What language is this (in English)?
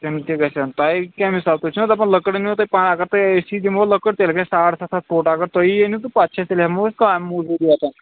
Kashmiri